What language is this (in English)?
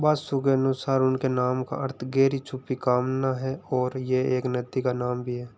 Hindi